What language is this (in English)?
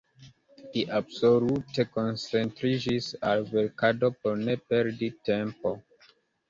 Esperanto